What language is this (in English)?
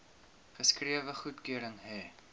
Afrikaans